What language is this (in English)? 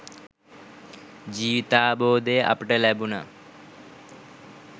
Sinhala